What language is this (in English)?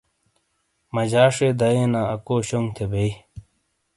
Shina